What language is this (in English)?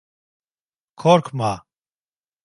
Turkish